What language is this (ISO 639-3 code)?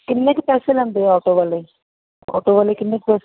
pan